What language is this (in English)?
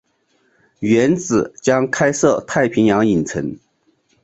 Chinese